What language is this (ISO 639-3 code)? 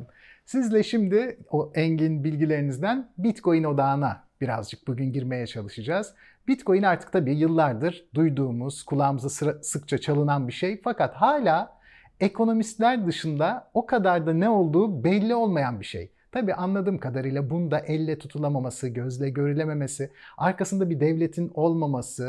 tur